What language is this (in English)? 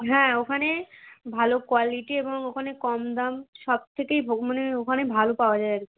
Bangla